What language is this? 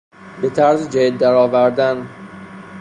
Persian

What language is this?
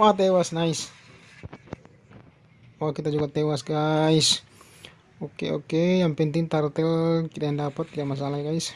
Indonesian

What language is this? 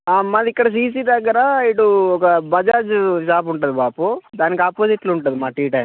Telugu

